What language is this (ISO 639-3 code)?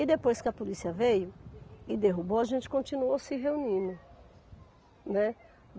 por